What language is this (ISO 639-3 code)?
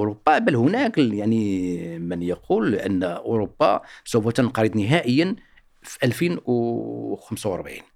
ara